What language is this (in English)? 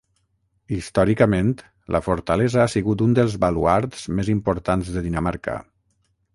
Catalan